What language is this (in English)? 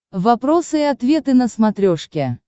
Russian